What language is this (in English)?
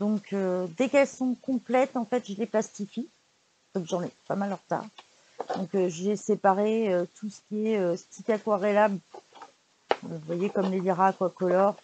French